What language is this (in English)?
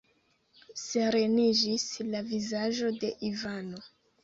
Esperanto